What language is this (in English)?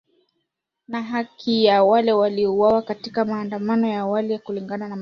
Swahili